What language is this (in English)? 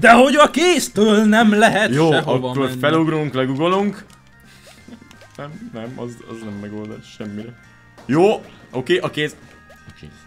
Hungarian